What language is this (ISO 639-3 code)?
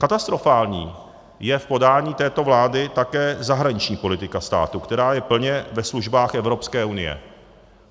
ces